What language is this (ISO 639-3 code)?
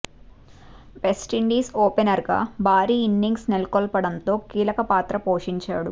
tel